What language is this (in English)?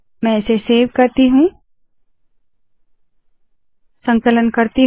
Hindi